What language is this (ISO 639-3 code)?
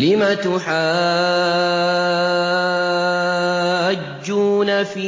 ara